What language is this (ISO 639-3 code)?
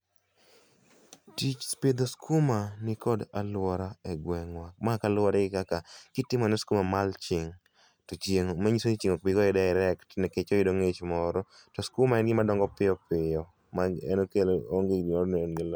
luo